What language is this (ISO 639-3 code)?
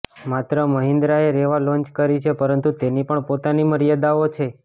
guj